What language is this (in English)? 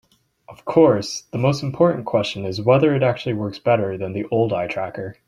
English